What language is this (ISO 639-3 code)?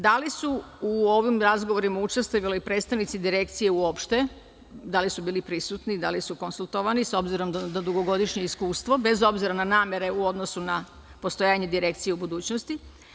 srp